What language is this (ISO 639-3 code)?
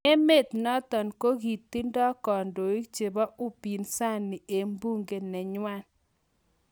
kln